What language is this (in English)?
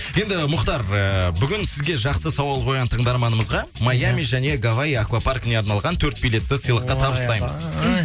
Kazakh